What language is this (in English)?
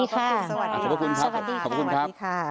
Thai